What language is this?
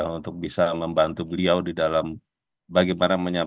Indonesian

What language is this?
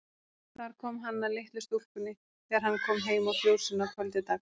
Icelandic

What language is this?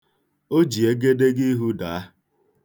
Igbo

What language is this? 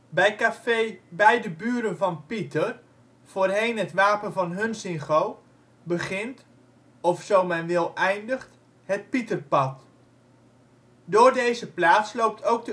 Dutch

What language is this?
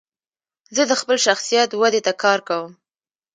Pashto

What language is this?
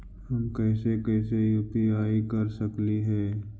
Magahi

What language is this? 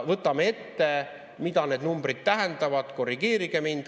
Estonian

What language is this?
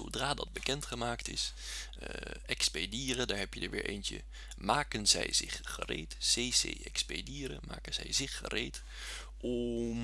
Dutch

